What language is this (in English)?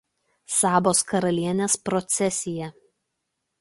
Lithuanian